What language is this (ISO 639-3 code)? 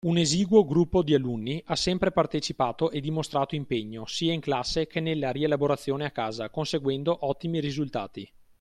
ita